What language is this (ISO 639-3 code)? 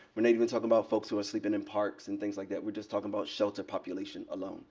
eng